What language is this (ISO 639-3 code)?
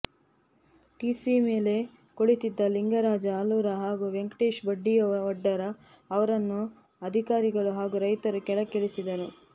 kan